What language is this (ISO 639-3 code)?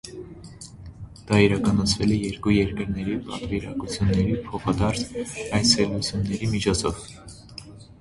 hye